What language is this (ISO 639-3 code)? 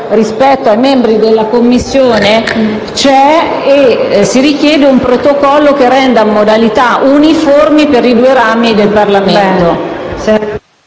ita